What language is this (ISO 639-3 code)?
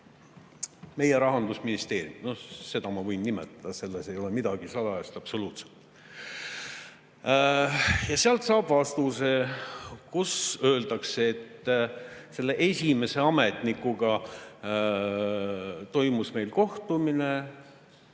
est